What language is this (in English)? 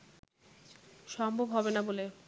Bangla